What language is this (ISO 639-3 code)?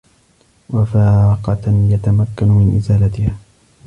ara